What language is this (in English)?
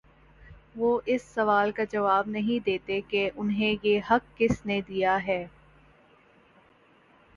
Urdu